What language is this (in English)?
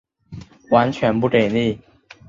Chinese